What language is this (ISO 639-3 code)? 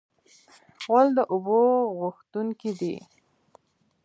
pus